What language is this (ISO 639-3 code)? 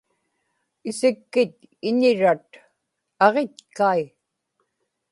ipk